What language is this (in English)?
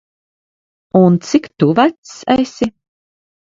Latvian